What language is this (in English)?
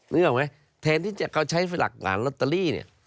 Thai